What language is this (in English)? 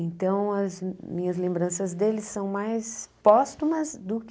Portuguese